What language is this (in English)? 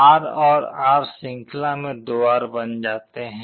Hindi